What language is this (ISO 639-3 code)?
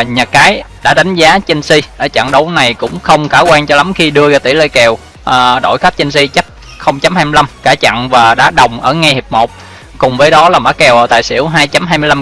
vie